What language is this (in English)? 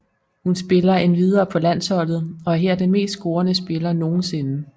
Danish